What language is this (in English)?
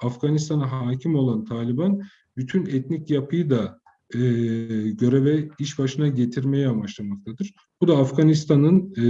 Turkish